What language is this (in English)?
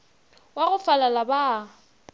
Northern Sotho